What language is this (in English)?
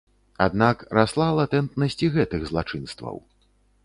Belarusian